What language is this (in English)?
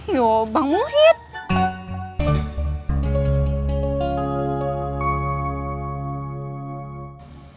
Indonesian